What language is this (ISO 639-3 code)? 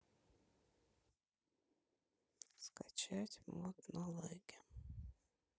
rus